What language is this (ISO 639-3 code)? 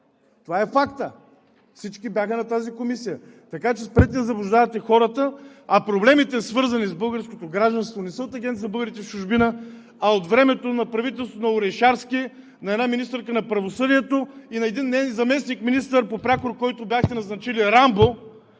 bul